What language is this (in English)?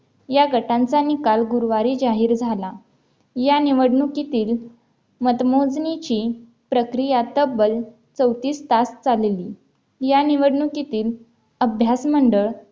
Marathi